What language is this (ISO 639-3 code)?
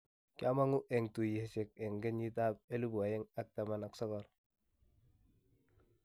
kln